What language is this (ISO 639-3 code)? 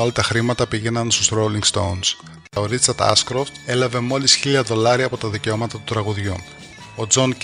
ell